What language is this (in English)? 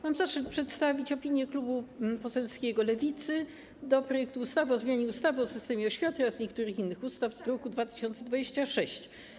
Polish